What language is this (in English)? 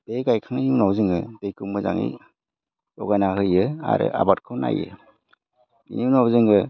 Bodo